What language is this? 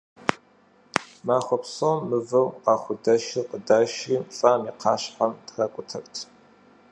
Kabardian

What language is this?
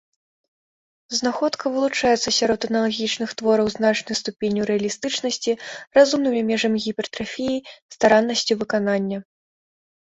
Belarusian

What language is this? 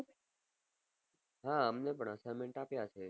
Gujarati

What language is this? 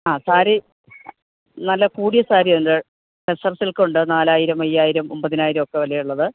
Malayalam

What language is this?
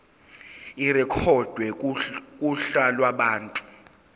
Zulu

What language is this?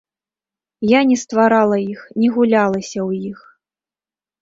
Belarusian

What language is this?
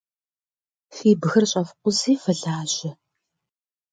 Kabardian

